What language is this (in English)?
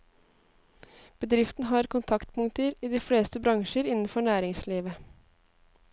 Norwegian